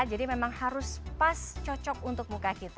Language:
Indonesian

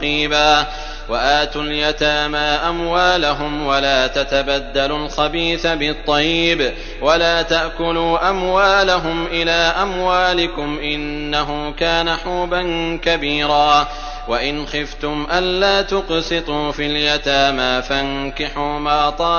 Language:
Arabic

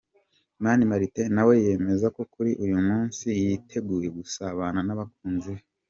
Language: Kinyarwanda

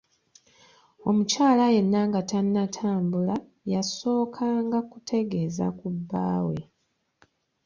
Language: Ganda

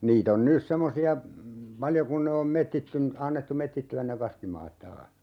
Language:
Finnish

